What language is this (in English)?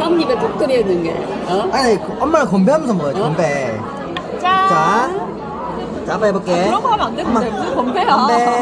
Korean